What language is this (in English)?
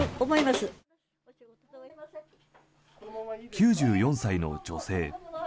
Japanese